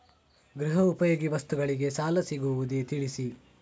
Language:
Kannada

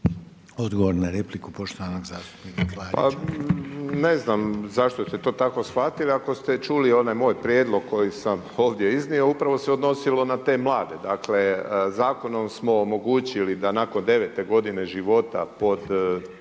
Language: Croatian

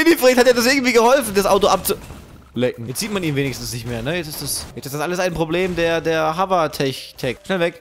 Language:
German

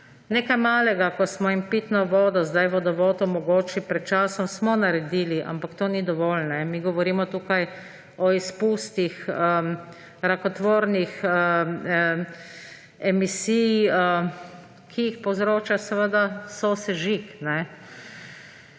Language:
Slovenian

